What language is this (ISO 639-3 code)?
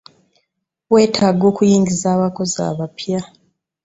lug